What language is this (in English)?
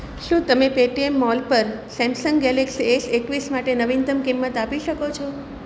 Gujarati